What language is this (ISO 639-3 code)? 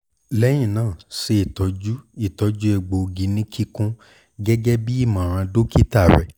yor